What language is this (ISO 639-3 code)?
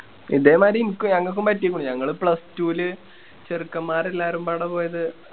mal